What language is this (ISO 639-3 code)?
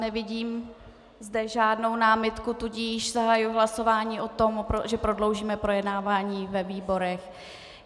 ces